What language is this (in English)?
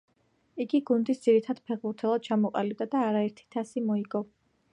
Georgian